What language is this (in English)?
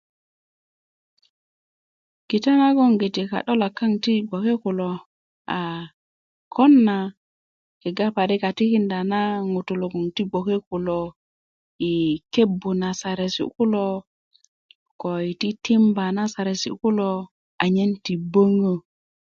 Kuku